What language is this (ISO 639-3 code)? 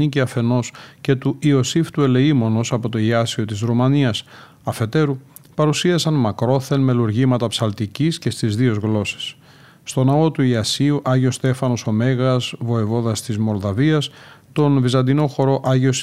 ell